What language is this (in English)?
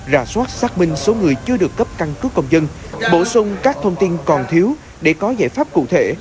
Vietnamese